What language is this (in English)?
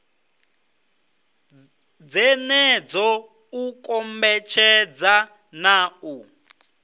Venda